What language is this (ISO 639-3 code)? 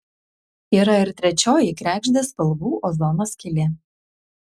lit